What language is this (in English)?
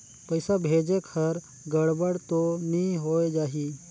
Chhattisgarhi